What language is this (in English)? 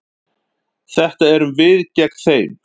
Icelandic